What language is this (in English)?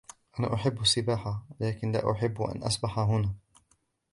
Arabic